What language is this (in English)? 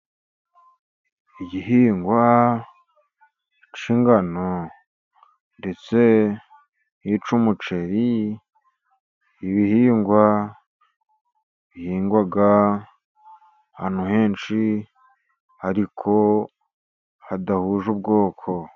Kinyarwanda